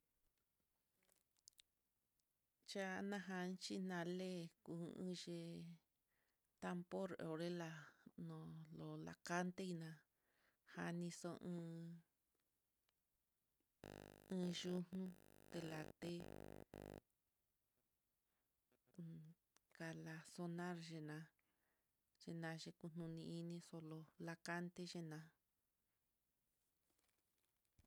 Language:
Mitlatongo Mixtec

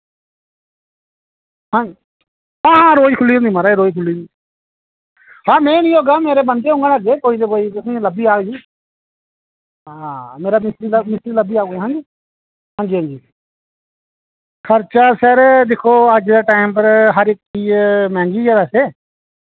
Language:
Dogri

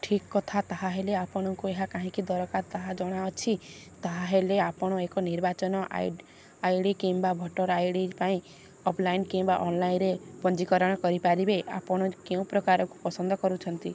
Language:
Odia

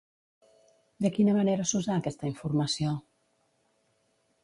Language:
Catalan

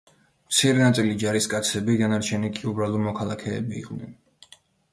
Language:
Georgian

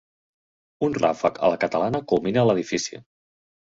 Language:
Catalan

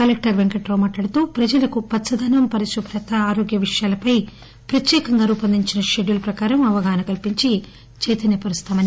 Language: Telugu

